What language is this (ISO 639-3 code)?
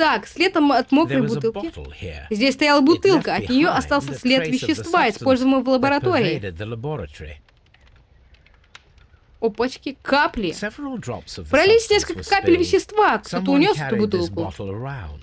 rus